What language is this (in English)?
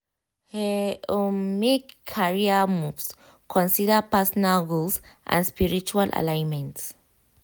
Nigerian Pidgin